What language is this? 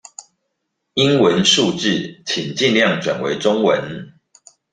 Chinese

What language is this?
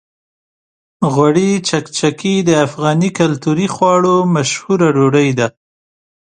Pashto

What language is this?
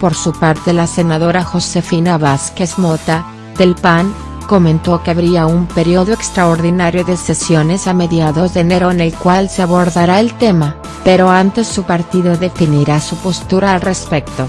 Spanish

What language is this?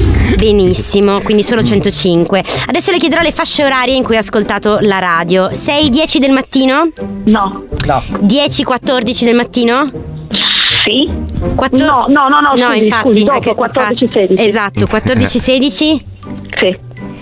Italian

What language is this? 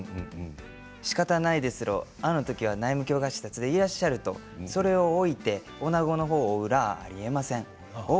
Japanese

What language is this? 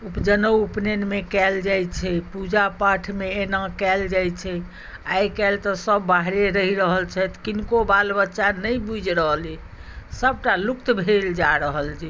Maithili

